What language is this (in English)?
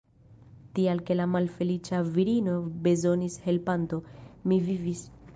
Esperanto